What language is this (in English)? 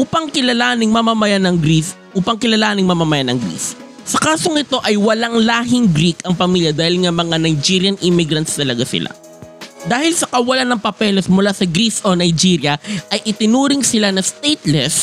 Filipino